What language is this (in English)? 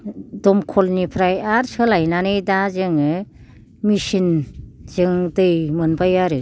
Bodo